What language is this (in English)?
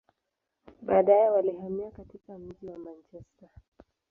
Swahili